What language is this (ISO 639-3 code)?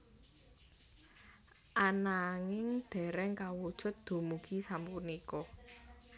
jav